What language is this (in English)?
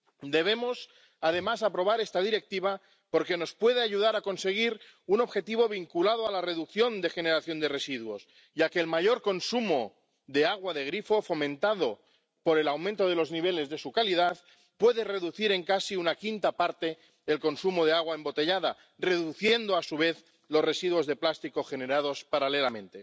Spanish